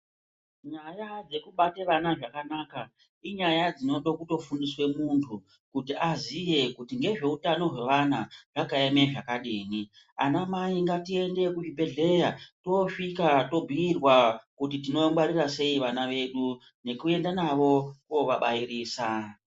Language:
Ndau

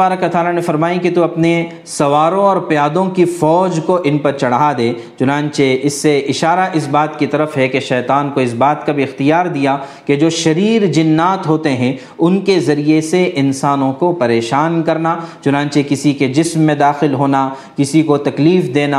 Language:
Urdu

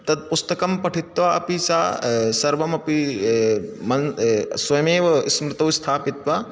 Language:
Sanskrit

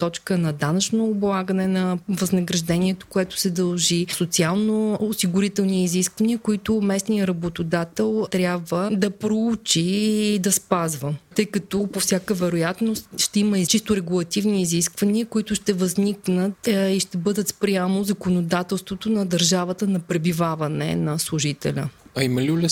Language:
Bulgarian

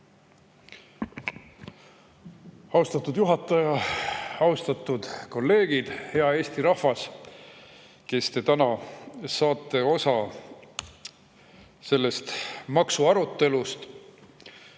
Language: Estonian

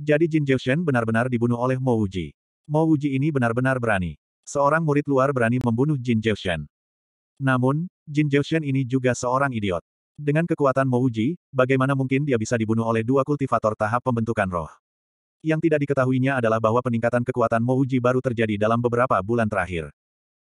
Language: Indonesian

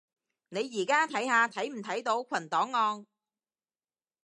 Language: Cantonese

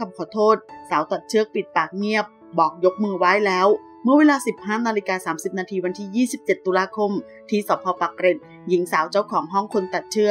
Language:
Thai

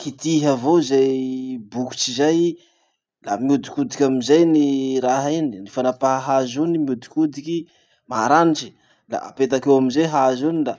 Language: Masikoro Malagasy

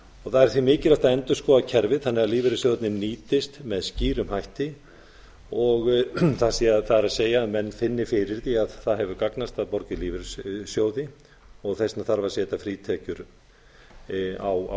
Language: Icelandic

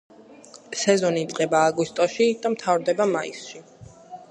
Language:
Georgian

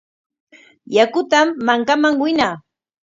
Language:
Corongo Ancash Quechua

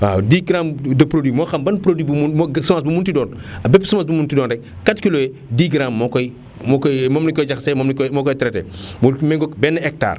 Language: Wolof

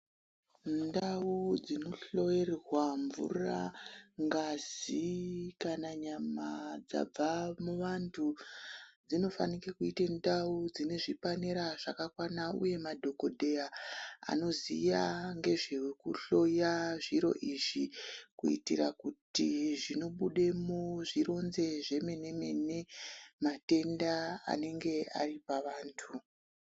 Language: Ndau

